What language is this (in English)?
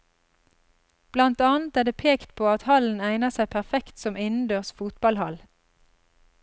Norwegian